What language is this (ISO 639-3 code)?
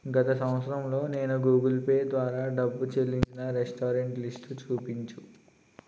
tel